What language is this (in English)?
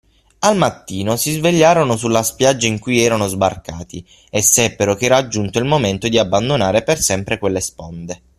Italian